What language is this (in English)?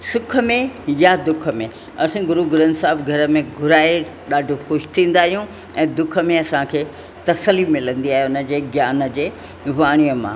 Sindhi